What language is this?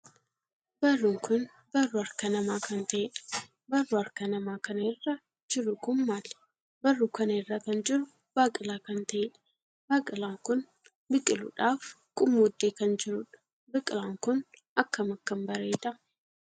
Oromo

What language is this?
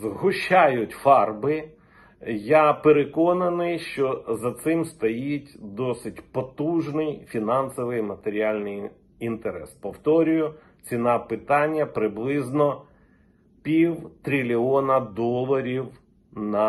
Ukrainian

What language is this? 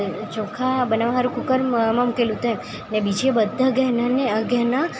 Gujarati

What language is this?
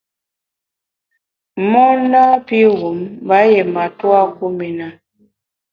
Bamun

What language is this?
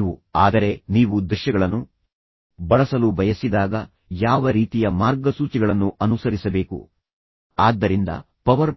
Kannada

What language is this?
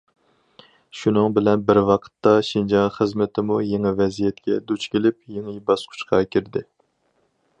Uyghur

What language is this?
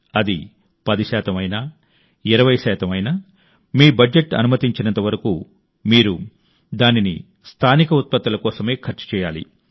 Telugu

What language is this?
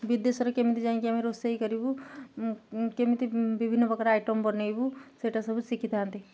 Odia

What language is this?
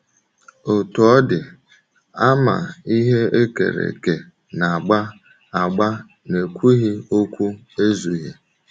Igbo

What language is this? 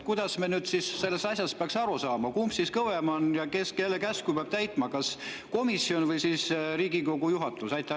Estonian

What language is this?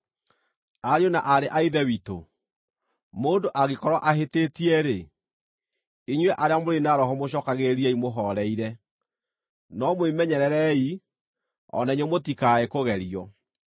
Kikuyu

